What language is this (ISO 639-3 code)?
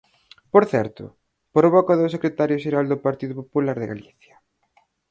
glg